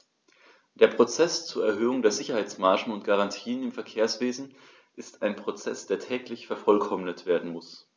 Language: German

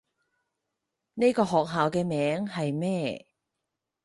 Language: Cantonese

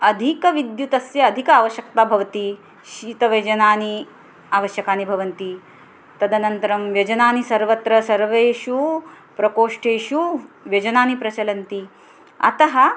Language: Sanskrit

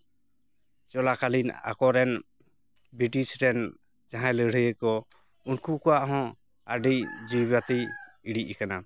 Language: Santali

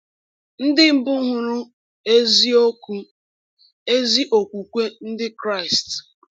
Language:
Igbo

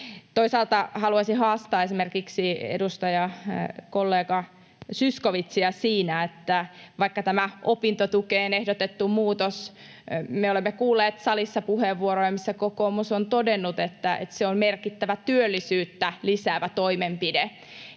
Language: Finnish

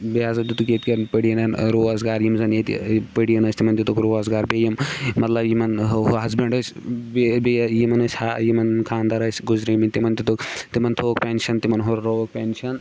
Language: Kashmiri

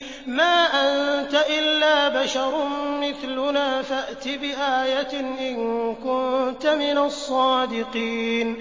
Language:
Arabic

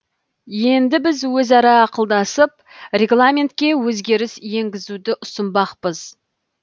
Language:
Kazakh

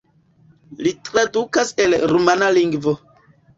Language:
Esperanto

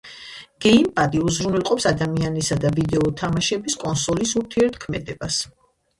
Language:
Georgian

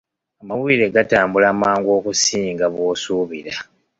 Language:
Ganda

